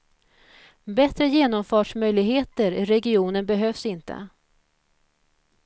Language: Swedish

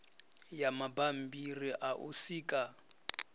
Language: Venda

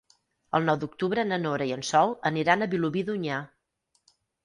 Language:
Catalan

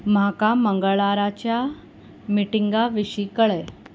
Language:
Konkani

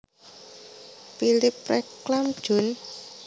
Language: Javanese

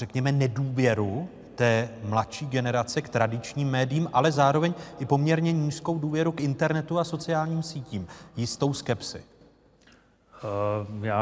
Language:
Czech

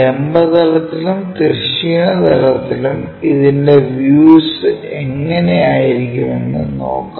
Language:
Malayalam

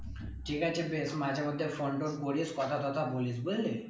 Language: Bangla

